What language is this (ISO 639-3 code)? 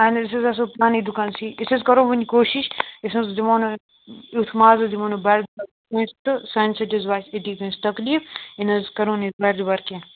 kas